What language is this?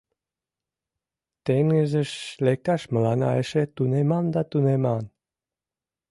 Mari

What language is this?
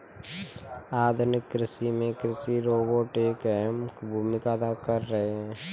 Hindi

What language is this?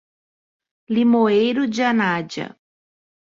Portuguese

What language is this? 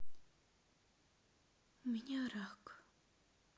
Russian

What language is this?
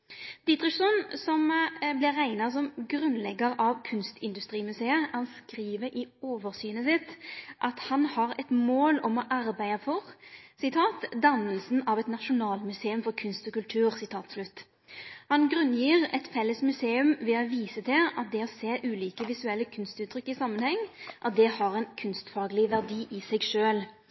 Norwegian Nynorsk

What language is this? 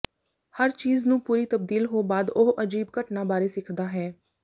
Punjabi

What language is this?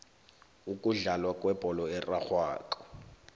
South Ndebele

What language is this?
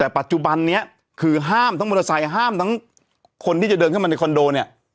Thai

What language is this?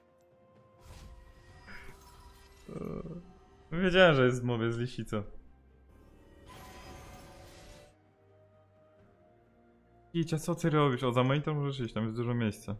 Polish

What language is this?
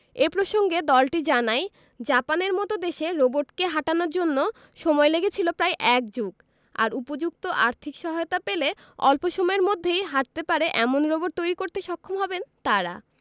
Bangla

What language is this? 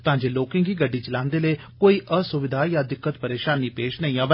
Dogri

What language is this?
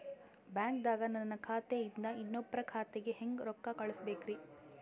Kannada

